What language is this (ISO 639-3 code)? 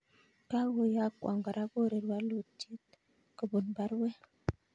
kln